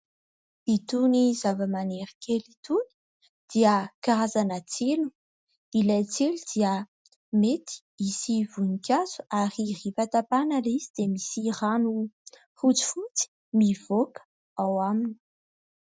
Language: Malagasy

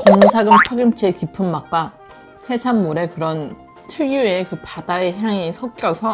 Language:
Korean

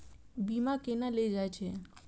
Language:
Maithili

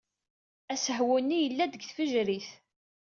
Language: Kabyle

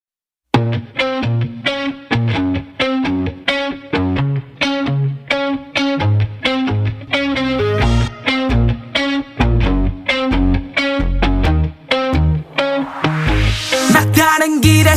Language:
English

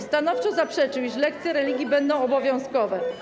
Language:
Polish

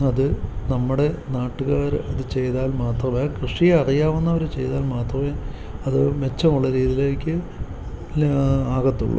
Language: Malayalam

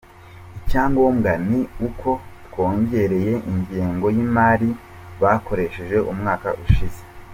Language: Kinyarwanda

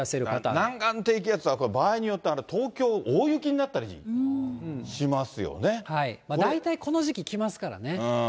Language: Japanese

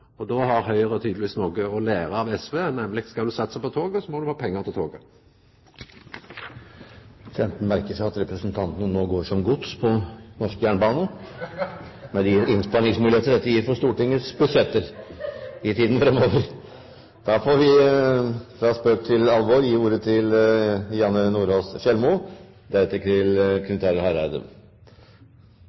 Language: Norwegian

